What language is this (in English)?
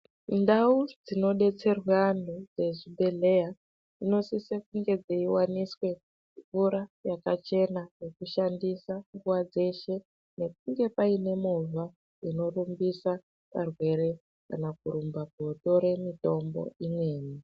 Ndau